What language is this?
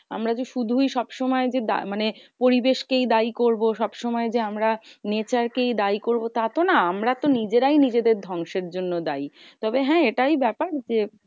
Bangla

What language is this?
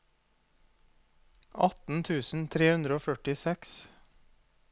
Norwegian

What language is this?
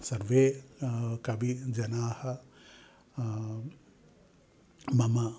Sanskrit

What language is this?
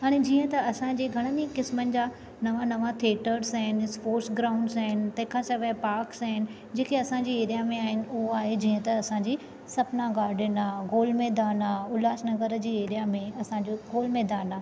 Sindhi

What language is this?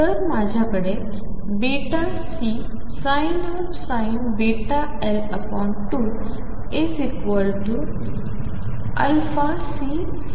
Marathi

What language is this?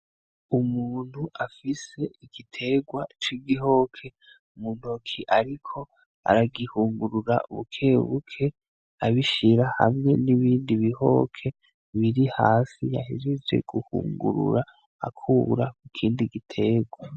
Rundi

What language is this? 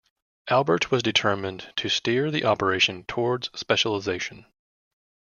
English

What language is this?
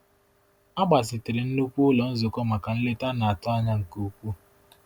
Igbo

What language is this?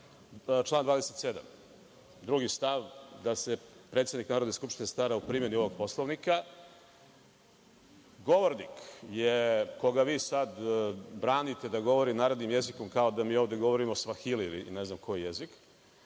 Serbian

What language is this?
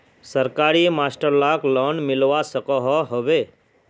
Magahi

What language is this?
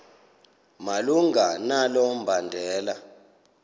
Xhosa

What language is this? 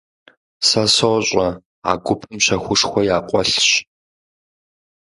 Kabardian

